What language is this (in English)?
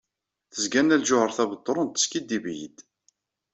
Kabyle